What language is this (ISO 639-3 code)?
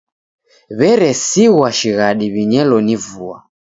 dav